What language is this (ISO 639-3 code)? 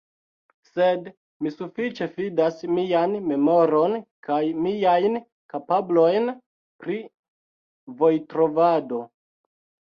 epo